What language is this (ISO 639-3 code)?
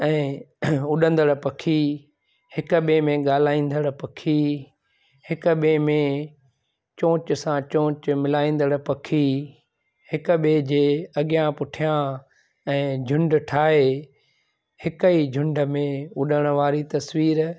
snd